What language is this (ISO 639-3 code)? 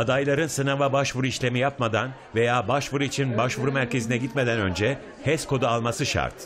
tur